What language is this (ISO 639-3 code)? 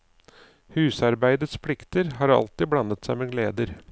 nor